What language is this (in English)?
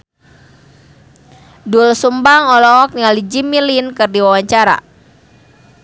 Sundanese